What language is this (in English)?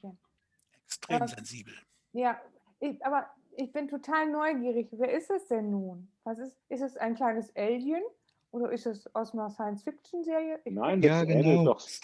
German